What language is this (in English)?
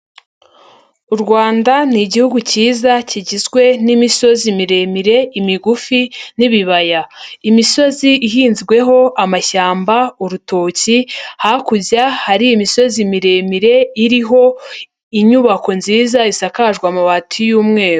Kinyarwanda